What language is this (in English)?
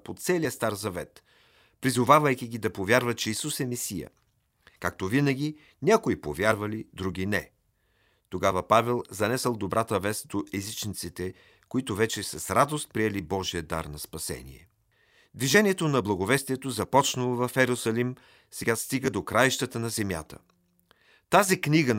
Bulgarian